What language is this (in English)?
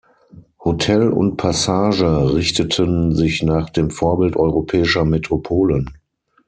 German